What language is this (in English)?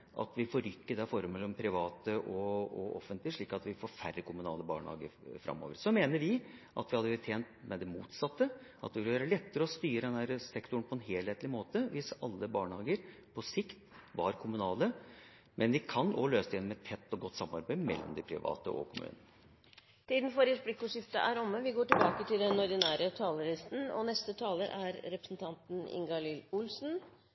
Norwegian